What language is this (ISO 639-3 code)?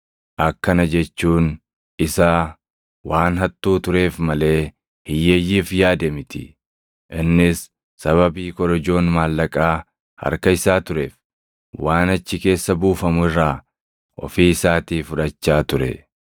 orm